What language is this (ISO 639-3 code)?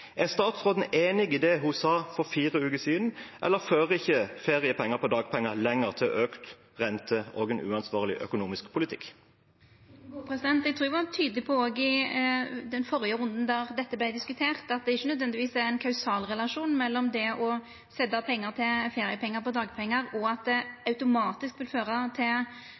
nor